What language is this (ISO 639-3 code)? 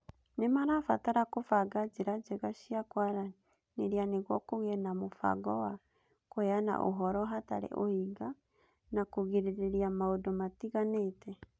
kik